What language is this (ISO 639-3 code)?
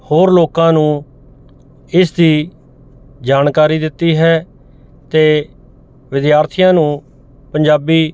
pan